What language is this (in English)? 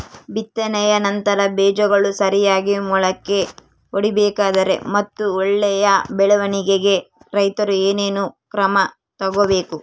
Kannada